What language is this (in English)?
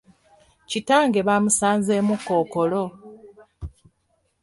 Ganda